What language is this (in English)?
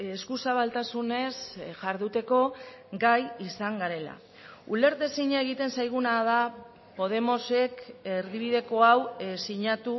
Basque